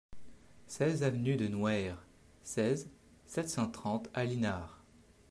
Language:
French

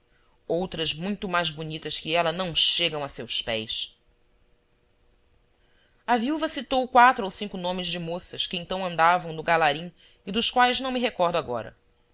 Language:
Portuguese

